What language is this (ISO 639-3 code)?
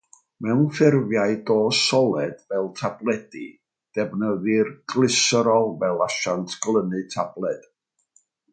cym